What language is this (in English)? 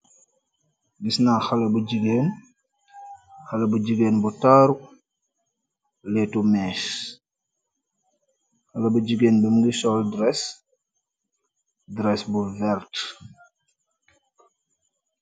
Wolof